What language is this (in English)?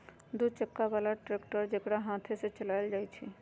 Magahi